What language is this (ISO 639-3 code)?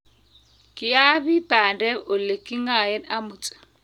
kln